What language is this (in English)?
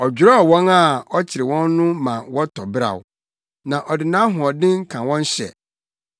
Akan